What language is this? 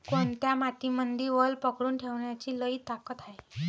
Marathi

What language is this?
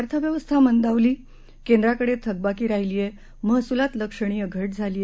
Marathi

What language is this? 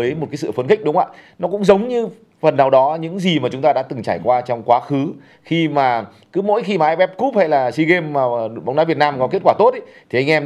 Vietnamese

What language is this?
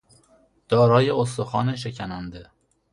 Persian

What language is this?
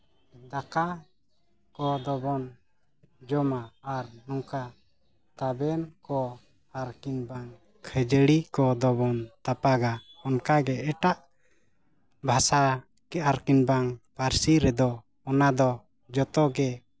Santali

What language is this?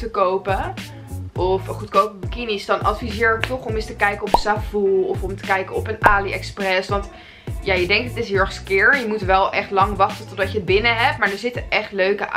Dutch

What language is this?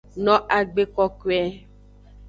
Aja (Benin)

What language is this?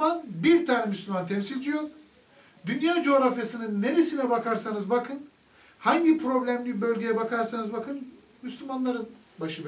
Turkish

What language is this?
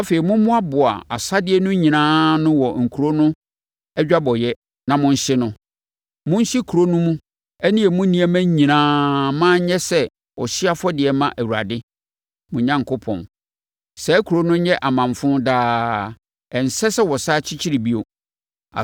Akan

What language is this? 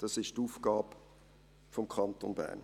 Swiss German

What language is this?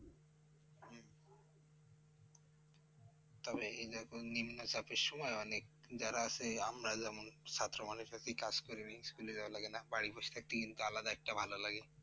Bangla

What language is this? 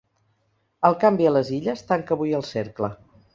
Catalan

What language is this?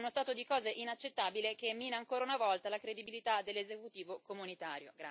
Italian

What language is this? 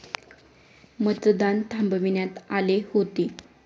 Marathi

